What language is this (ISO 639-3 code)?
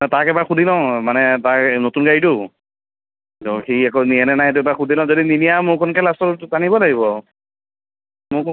asm